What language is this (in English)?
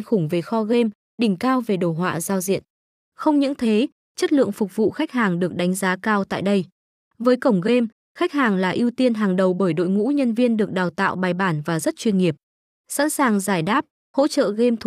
Vietnamese